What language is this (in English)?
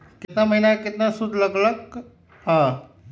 Magahi